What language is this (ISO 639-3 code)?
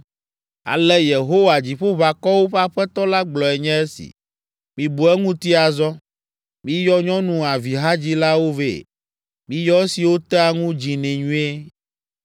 ewe